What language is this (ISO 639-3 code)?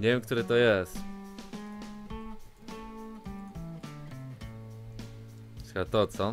pol